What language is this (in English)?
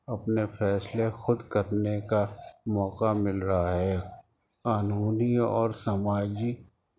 Urdu